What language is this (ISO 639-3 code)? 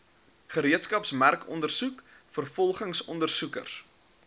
afr